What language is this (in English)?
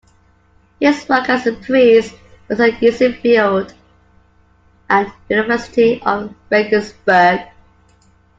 English